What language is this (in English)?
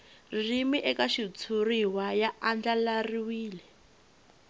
Tsonga